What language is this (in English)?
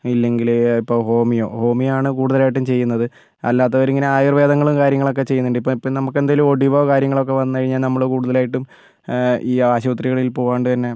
Malayalam